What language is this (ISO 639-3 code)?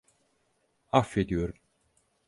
tur